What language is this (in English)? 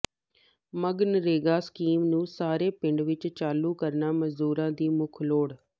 Punjabi